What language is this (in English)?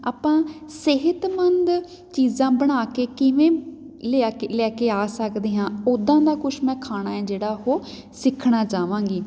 Punjabi